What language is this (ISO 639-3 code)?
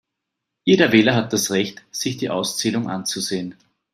deu